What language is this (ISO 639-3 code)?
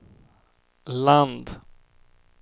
swe